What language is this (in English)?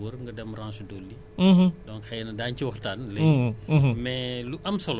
Wolof